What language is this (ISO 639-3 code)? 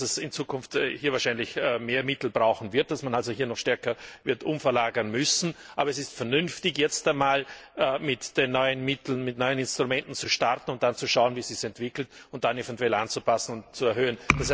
deu